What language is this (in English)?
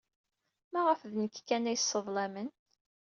Kabyle